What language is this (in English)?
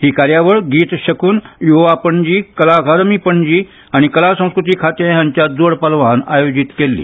Konkani